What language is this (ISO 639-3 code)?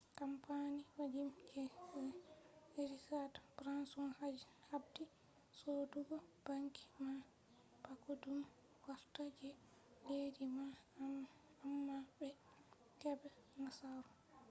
ful